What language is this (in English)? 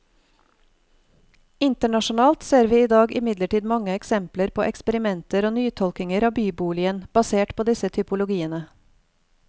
Norwegian